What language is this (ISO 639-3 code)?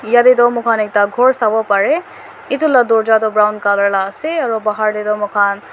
nag